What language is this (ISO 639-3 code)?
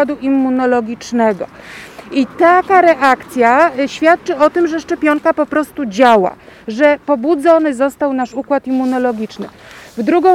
pol